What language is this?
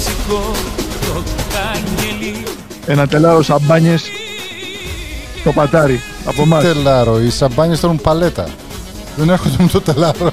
Greek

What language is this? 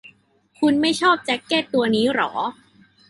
Thai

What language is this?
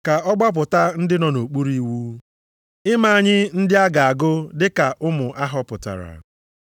Igbo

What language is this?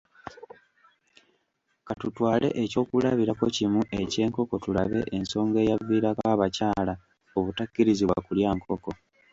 Ganda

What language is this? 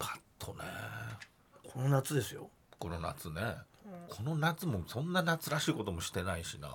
Japanese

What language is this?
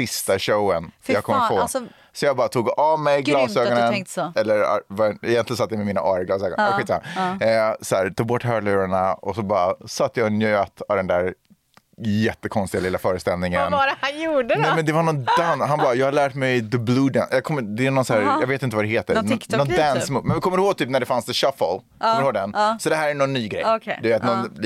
Swedish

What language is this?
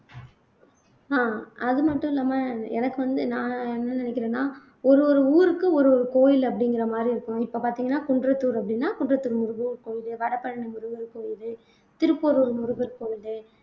Tamil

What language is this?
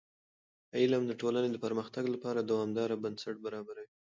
Pashto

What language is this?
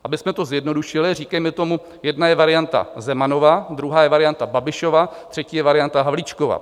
Czech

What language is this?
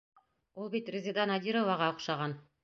Bashkir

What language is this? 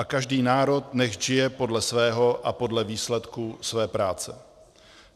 Czech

